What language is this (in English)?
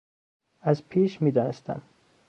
Persian